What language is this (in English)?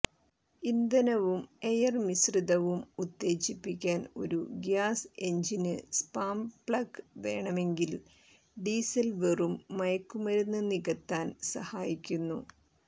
Malayalam